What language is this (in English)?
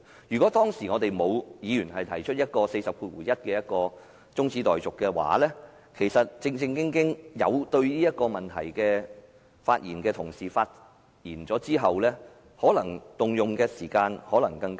Cantonese